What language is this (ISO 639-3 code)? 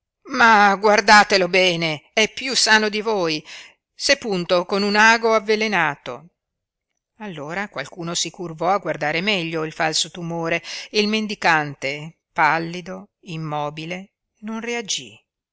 ita